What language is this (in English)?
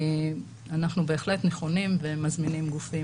Hebrew